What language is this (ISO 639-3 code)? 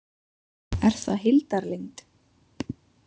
isl